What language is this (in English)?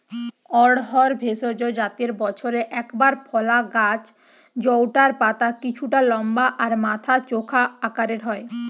Bangla